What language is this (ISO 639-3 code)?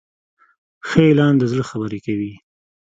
pus